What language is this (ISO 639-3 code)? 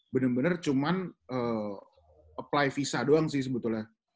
ind